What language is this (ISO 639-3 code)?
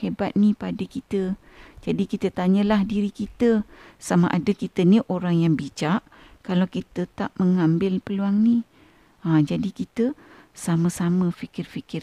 msa